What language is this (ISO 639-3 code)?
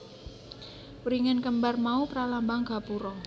jav